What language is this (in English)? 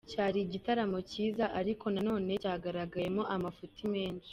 Kinyarwanda